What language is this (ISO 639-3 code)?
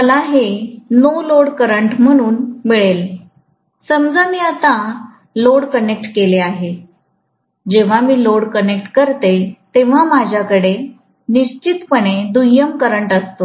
mar